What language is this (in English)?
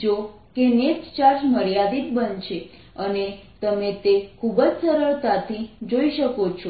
Gujarati